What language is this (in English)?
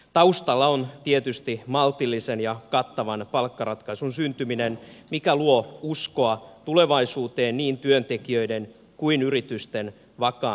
Finnish